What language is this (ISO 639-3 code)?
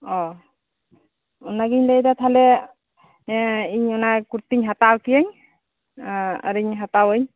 sat